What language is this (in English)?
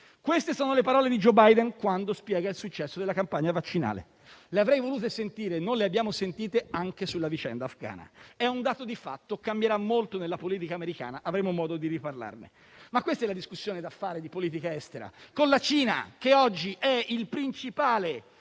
Italian